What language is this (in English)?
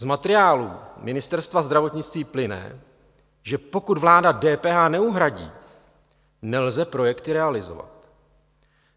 Czech